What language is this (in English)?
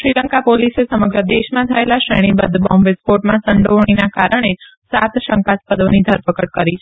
Gujarati